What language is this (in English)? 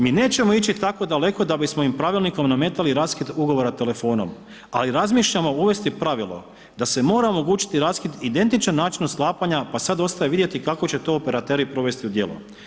Croatian